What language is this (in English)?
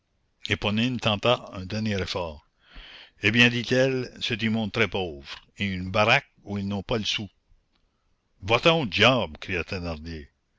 French